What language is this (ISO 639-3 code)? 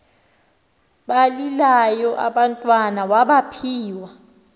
xho